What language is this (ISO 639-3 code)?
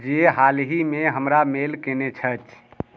mai